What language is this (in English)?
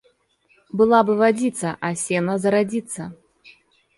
Russian